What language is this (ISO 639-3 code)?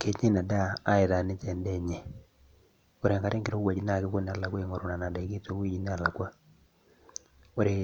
mas